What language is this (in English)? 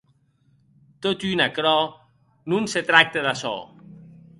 Occitan